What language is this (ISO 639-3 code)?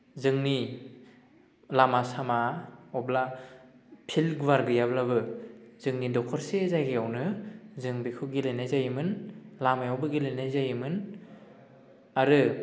brx